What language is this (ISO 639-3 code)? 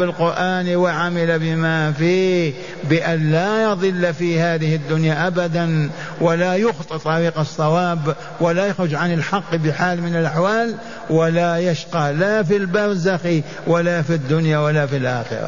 ara